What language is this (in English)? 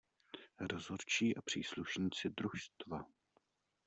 Czech